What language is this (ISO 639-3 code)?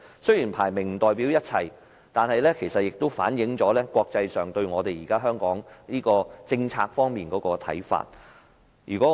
yue